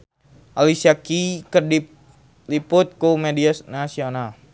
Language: Sundanese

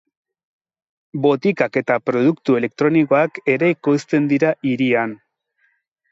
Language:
Basque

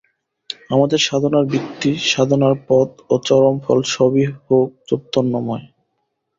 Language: Bangla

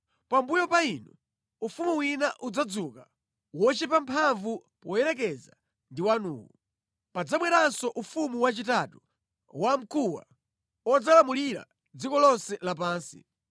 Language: Nyanja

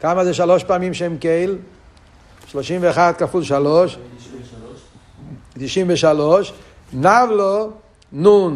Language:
Hebrew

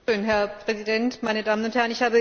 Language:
German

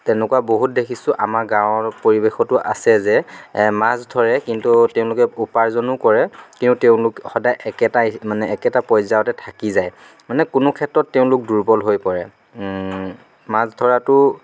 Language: Assamese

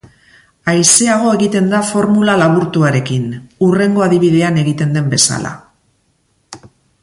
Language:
Basque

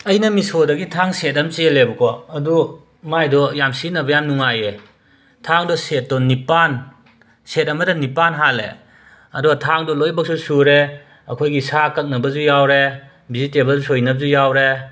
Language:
Manipuri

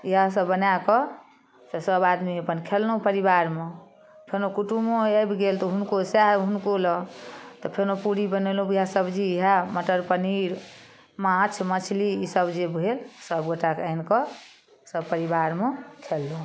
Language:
Maithili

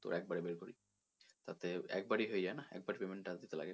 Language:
Bangla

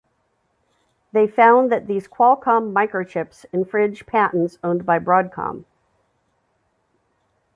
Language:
English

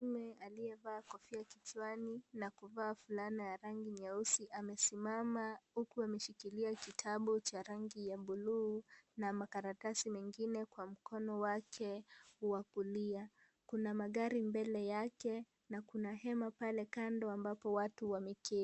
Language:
Swahili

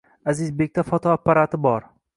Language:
Uzbek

